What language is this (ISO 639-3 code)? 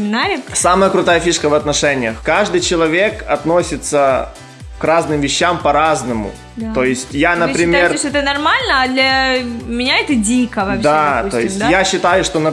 rus